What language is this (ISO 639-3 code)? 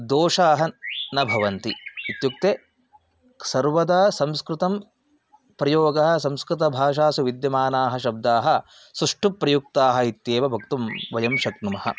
san